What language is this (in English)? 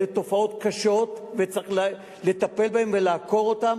Hebrew